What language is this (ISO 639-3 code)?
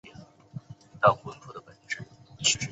zho